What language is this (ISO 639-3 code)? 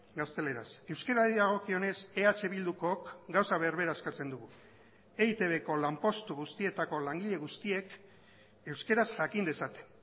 eus